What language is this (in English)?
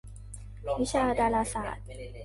Thai